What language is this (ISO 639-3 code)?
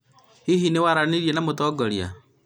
kik